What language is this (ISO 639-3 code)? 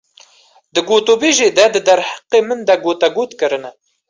kur